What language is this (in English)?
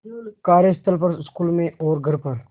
Hindi